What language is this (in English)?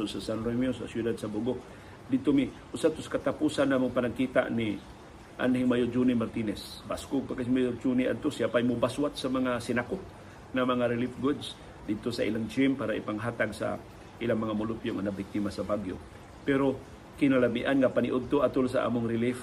Filipino